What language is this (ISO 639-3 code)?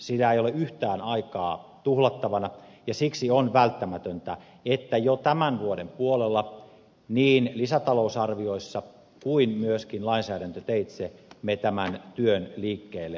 fin